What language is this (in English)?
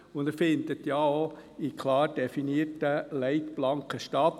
Swiss German